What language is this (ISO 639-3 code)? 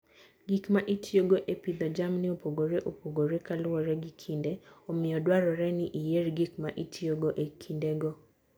luo